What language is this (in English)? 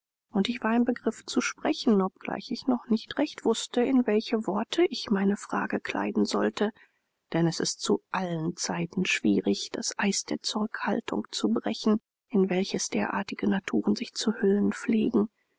German